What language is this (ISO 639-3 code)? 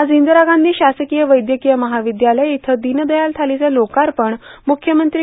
mar